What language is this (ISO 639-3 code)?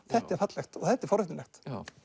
isl